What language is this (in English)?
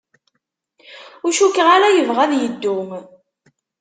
Kabyle